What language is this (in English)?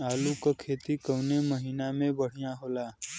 Bhojpuri